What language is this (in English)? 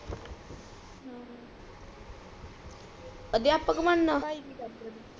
Punjabi